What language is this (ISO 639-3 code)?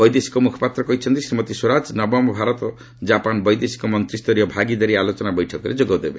ori